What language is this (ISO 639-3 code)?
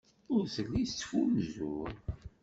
kab